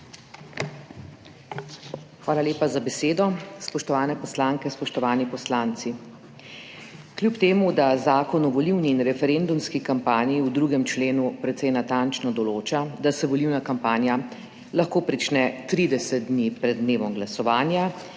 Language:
Slovenian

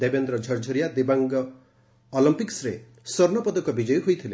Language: Odia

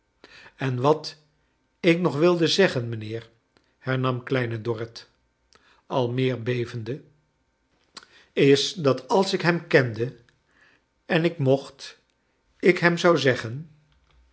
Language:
Dutch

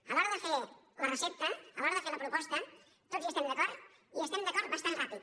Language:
Catalan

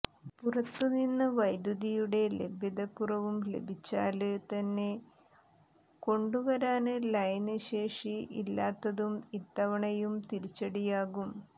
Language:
Malayalam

